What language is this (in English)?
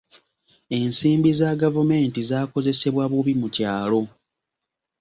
Ganda